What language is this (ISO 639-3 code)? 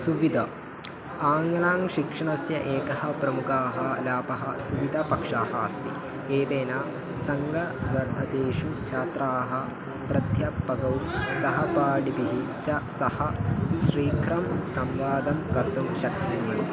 san